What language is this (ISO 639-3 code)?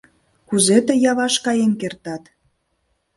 chm